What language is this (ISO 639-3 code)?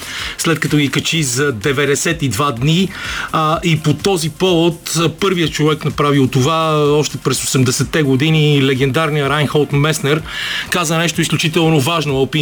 bul